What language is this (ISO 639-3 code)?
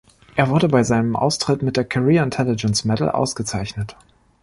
deu